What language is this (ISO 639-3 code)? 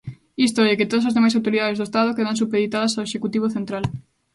glg